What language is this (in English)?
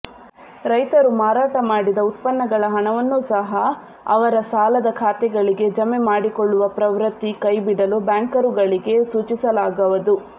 Kannada